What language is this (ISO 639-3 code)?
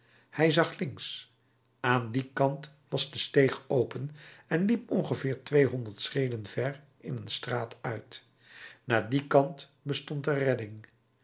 nld